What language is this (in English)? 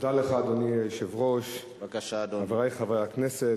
Hebrew